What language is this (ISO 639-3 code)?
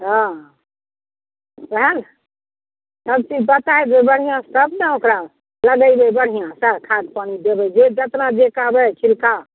mai